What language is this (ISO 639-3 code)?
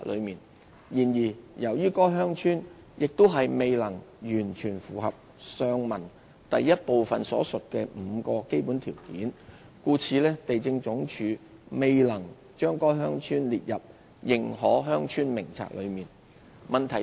yue